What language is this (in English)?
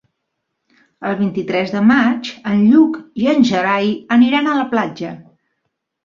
Catalan